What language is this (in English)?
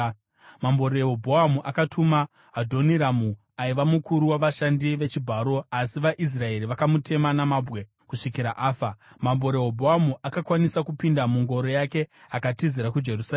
Shona